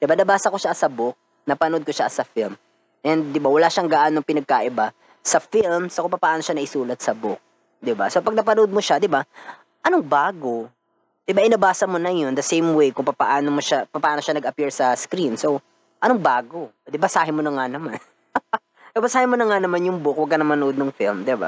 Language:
Filipino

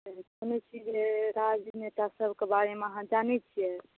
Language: Maithili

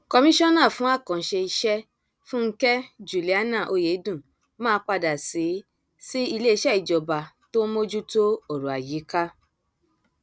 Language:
Yoruba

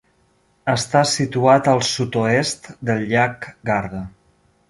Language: Catalan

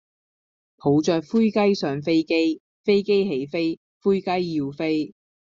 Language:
Cantonese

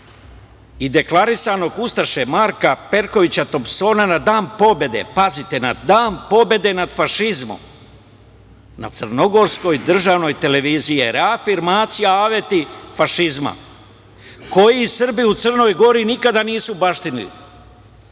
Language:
Serbian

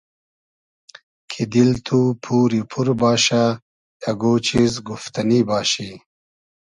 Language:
Hazaragi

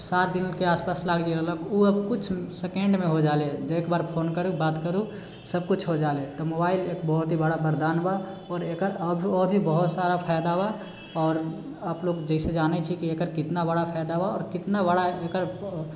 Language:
Maithili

